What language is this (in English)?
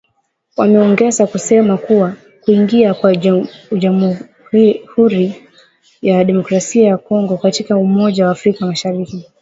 Swahili